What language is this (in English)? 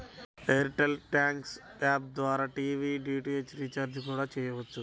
Telugu